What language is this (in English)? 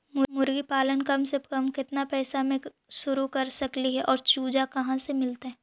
Magahi